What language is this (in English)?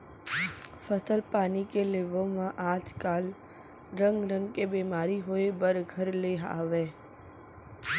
Chhattisgarhi